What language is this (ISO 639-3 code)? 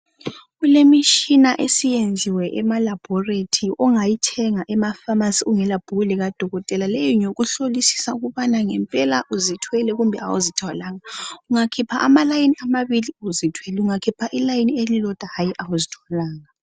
nde